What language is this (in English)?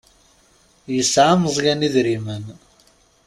Kabyle